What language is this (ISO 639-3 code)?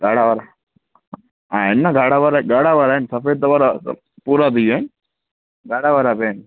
snd